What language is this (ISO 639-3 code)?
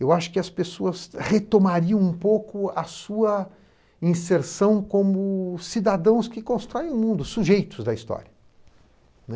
por